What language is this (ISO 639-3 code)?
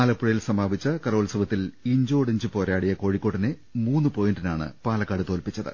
mal